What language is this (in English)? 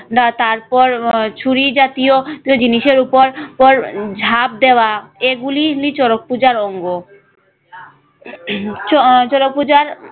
Bangla